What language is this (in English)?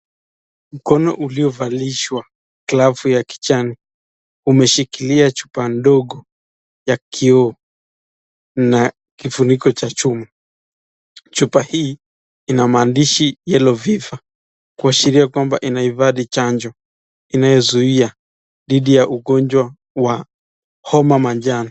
Swahili